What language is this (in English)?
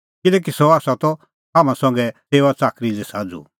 Kullu Pahari